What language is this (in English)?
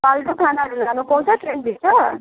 Nepali